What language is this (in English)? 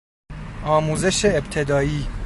Persian